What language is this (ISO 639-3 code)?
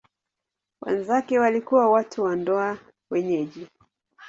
swa